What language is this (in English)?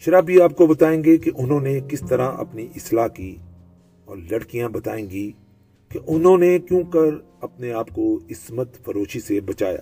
Urdu